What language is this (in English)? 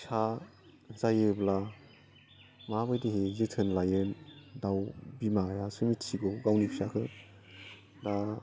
Bodo